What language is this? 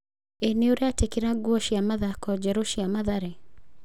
Kikuyu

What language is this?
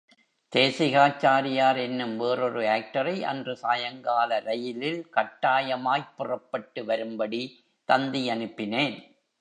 Tamil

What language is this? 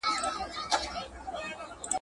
Pashto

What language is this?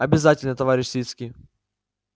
Russian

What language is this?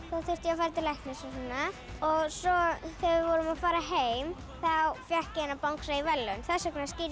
Icelandic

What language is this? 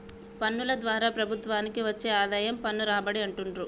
Telugu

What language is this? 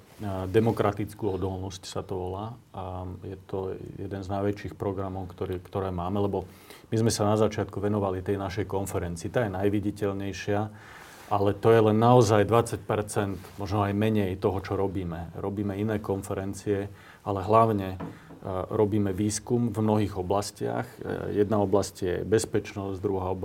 Slovak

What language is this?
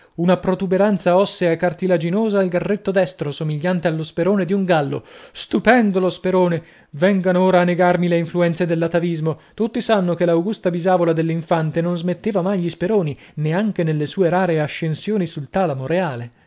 Italian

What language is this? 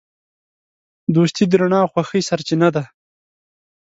Pashto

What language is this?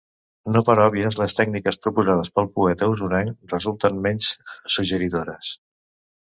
Catalan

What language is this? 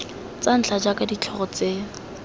Tswana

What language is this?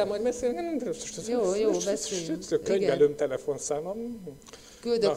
Hungarian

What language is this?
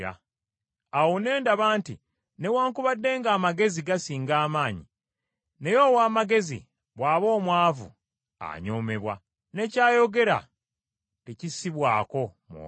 Ganda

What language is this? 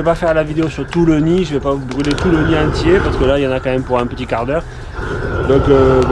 French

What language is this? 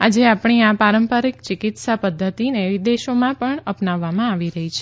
Gujarati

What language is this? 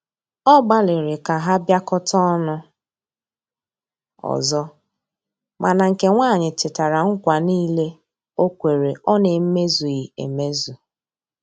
Igbo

